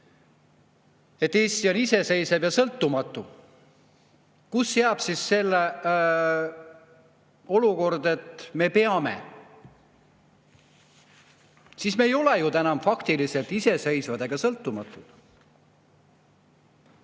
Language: Estonian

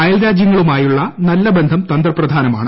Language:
Malayalam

